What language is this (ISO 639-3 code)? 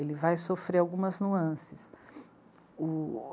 por